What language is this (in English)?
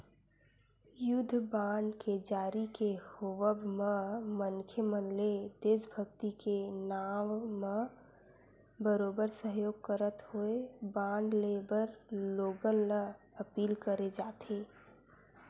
Chhattisgarhi